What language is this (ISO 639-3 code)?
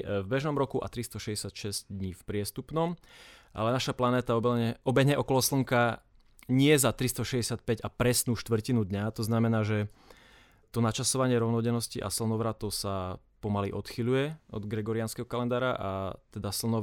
slk